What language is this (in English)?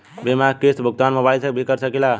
Bhojpuri